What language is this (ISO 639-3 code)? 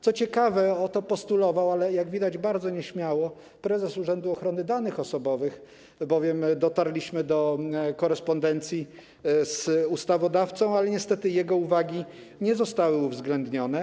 pol